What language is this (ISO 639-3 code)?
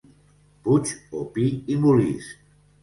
cat